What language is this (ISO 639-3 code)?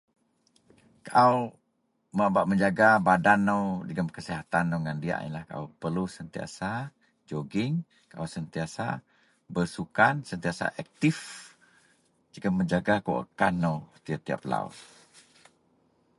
mel